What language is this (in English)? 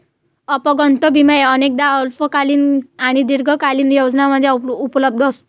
Marathi